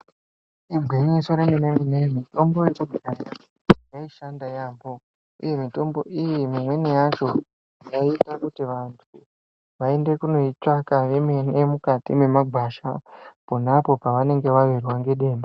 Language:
Ndau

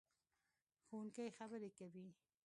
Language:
Pashto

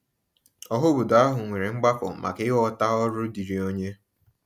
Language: Igbo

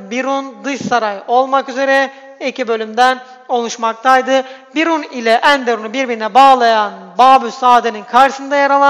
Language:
Turkish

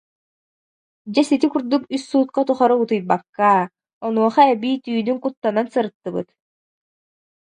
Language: Yakut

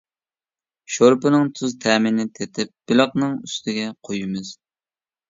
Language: Uyghur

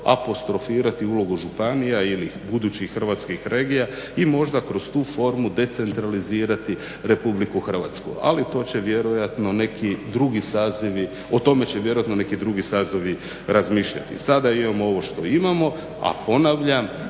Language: Croatian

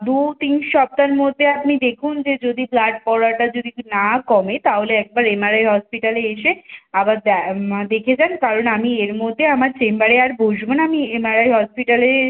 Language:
Bangla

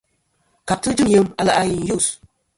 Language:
Kom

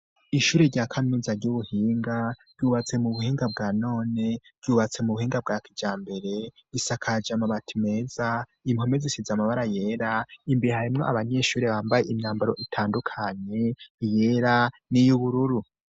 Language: Rundi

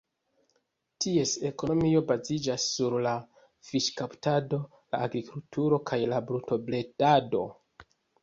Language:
Esperanto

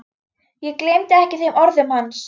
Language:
Icelandic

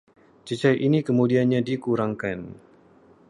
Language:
Malay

